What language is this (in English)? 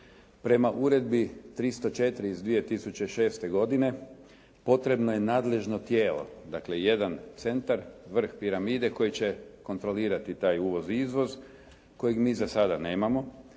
Croatian